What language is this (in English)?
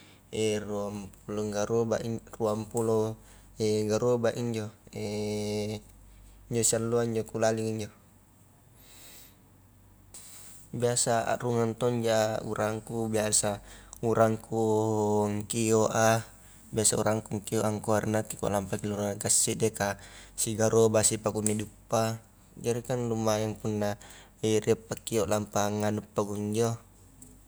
Highland Konjo